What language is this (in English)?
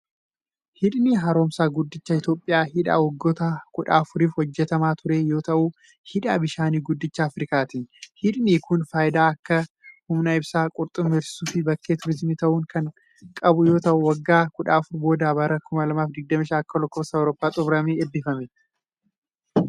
Oromo